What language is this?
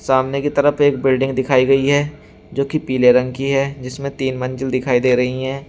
Hindi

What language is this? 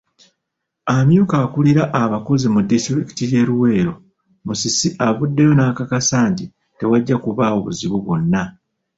Ganda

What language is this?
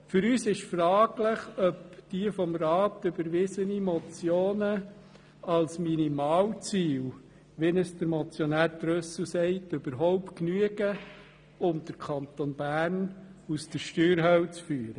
Swiss German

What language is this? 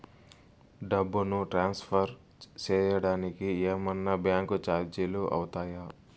Telugu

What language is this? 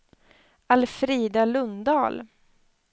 Swedish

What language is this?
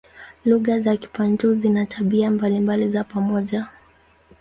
Swahili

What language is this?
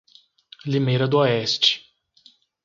Portuguese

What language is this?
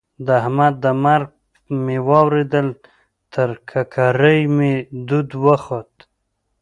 Pashto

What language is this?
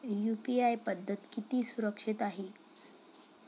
Marathi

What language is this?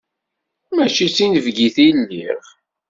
Kabyle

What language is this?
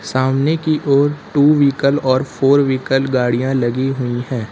Hindi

